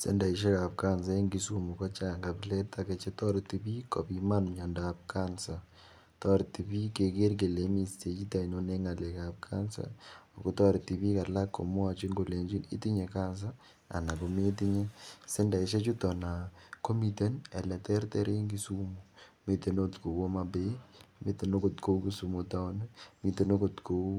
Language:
Kalenjin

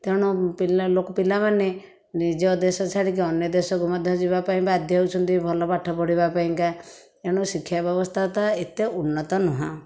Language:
Odia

